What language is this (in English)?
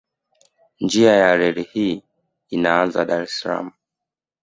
Swahili